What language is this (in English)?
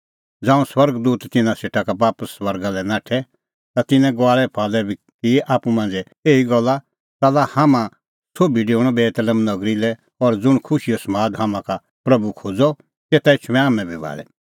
Kullu Pahari